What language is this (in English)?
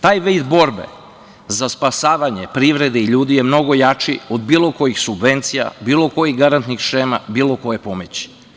Serbian